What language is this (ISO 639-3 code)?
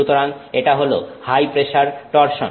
ben